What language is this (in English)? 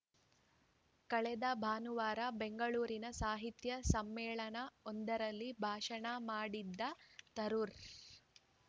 Kannada